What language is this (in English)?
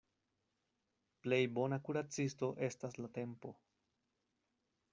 Esperanto